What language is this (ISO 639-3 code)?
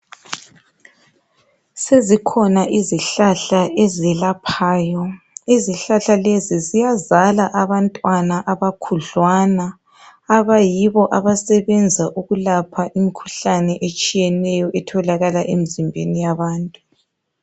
nde